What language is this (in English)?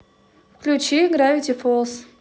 Russian